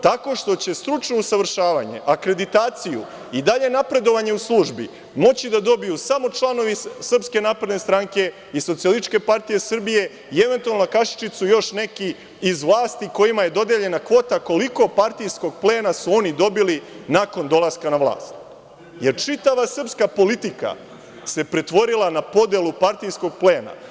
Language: Serbian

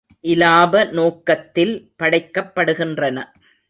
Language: Tamil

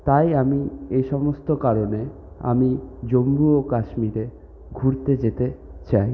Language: Bangla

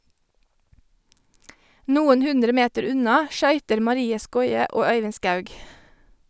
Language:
Norwegian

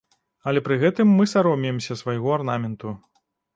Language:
Belarusian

